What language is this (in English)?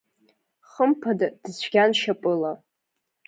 Abkhazian